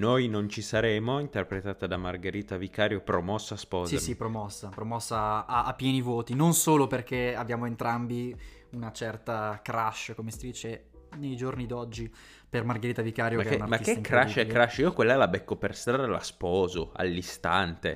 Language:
Italian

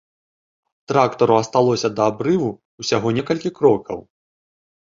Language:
Belarusian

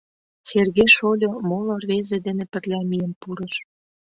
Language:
Mari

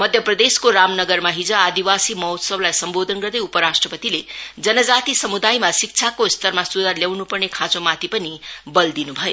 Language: Nepali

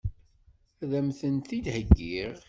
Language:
Kabyle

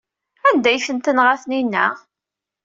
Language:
Kabyle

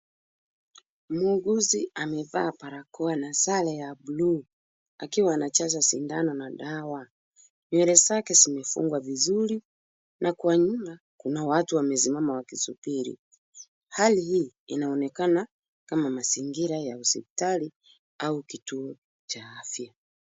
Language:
Swahili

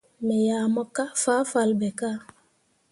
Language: Mundang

